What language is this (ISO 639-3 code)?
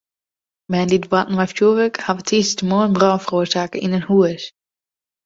fry